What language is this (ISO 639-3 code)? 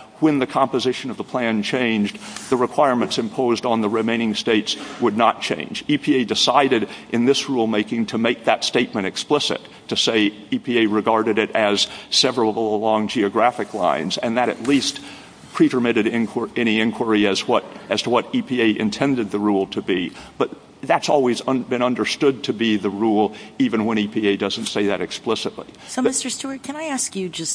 eng